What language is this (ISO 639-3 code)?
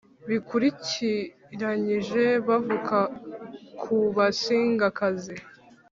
kin